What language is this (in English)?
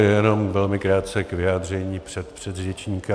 Czech